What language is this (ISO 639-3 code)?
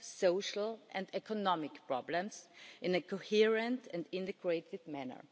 eng